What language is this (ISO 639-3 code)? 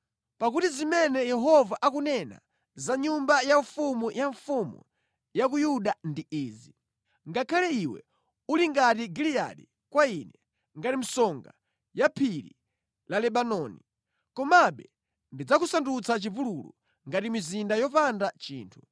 nya